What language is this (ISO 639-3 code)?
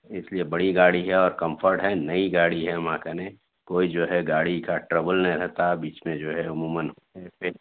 urd